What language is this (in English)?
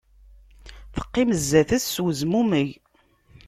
Kabyle